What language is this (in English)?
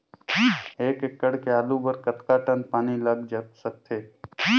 Chhattisgarhi